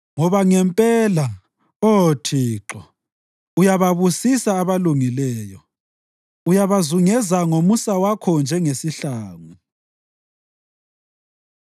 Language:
North Ndebele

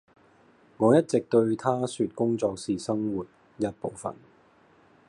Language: Cantonese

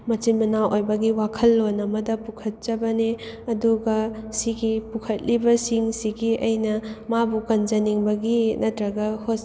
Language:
Manipuri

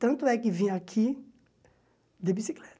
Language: Portuguese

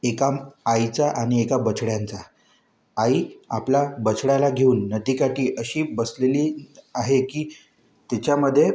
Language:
Marathi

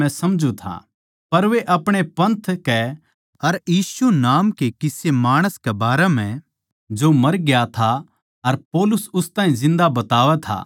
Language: Haryanvi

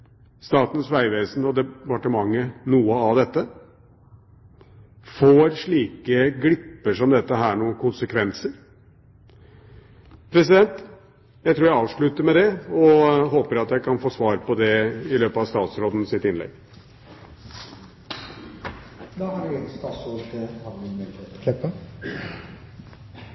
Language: Norwegian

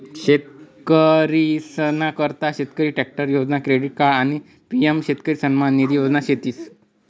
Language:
Marathi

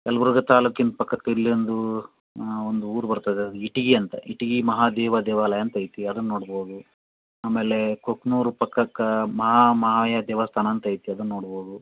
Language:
Kannada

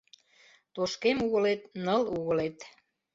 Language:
Mari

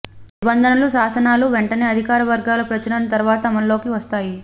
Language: Telugu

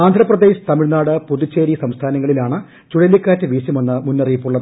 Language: Malayalam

